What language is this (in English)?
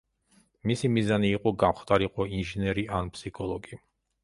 Georgian